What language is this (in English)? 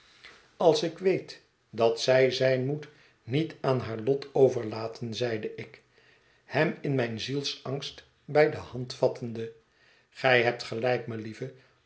Dutch